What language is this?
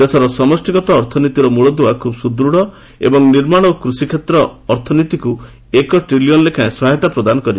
Odia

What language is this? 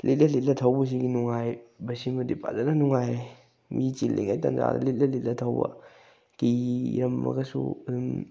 Manipuri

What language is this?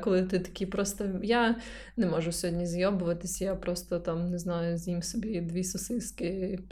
Ukrainian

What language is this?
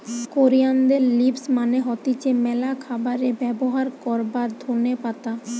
Bangla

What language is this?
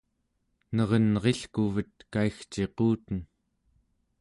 Central Yupik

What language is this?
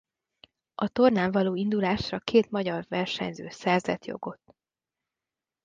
Hungarian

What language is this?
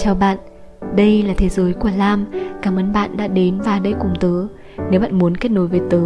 Vietnamese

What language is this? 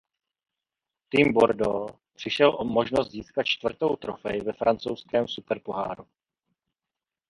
Czech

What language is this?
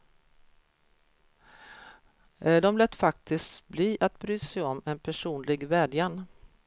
Swedish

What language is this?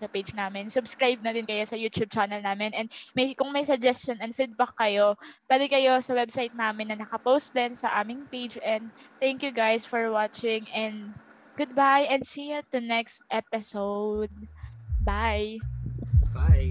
Filipino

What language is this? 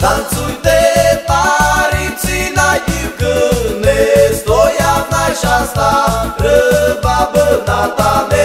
Romanian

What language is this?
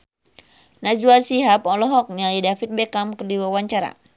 Sundanese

